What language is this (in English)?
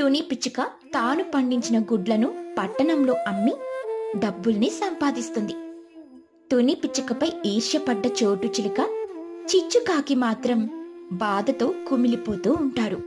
Telugu